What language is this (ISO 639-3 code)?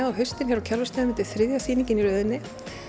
isl